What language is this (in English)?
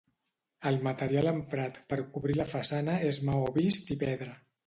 Catalan